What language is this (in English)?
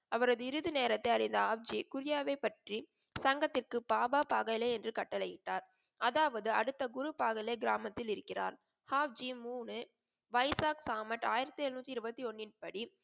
Tamil